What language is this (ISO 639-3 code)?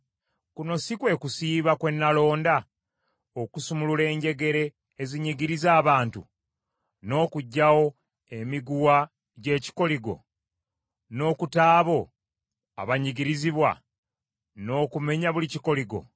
lug